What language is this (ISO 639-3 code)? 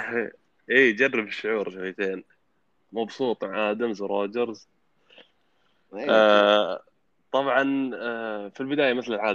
ara